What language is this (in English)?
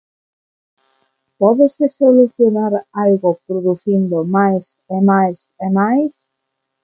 Galician